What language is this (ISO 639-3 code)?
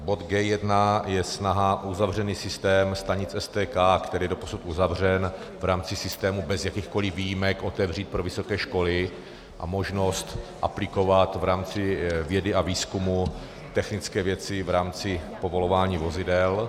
ces